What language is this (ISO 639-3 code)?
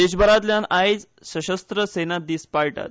kok